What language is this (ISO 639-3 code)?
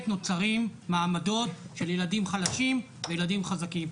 heb